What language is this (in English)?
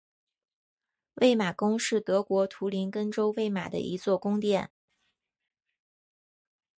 Chinese